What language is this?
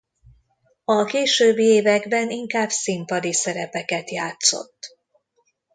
Hungarian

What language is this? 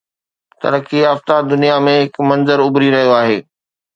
Sindhi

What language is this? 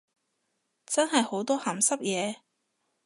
Cantonese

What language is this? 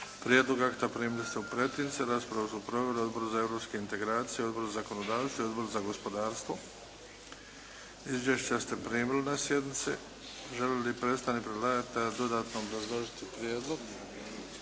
Croatian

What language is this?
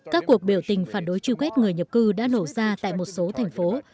Vietnamese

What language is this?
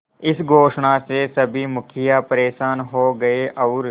Hindi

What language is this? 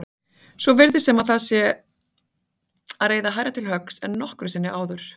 Icelandic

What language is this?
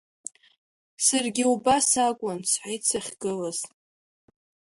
Abkhazian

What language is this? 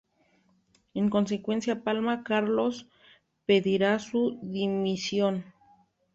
Spanish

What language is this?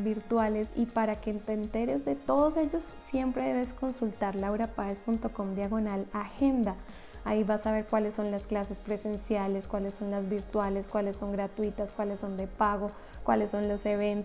Spanish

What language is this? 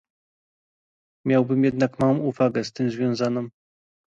Polish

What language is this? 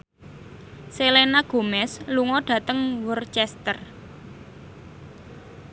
Javanese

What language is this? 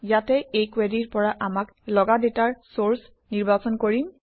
Assamese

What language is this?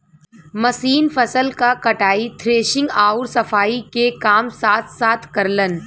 Bhojpuri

